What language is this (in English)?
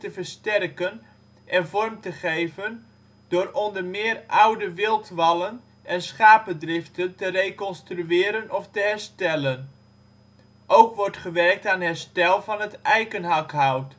Dutch